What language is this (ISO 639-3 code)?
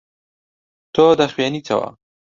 ckb